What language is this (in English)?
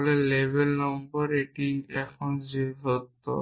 Bangla